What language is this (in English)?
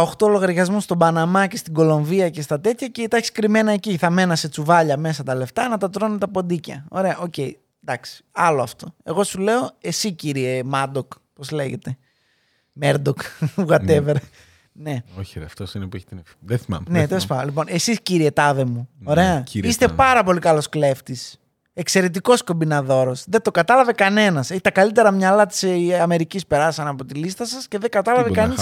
Greek